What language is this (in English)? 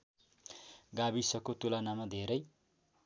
Nepali